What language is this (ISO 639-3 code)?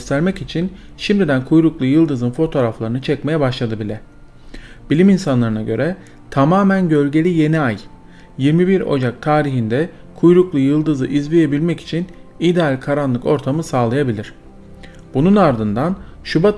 tur